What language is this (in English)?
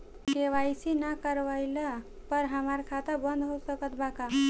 Bhojpuri